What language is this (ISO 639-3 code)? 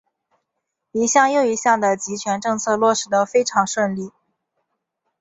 zho